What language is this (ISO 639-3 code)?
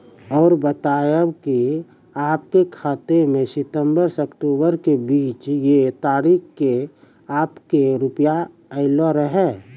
mai